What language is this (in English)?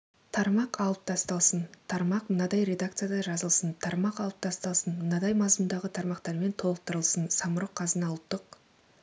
Kazakh